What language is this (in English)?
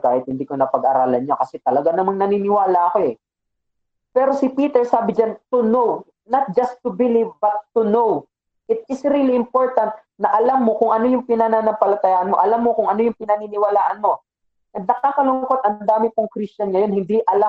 Filipino